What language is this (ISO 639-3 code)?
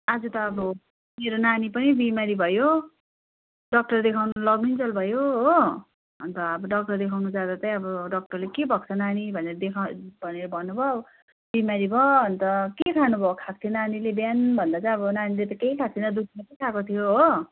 nep